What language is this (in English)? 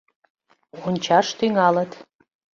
Mari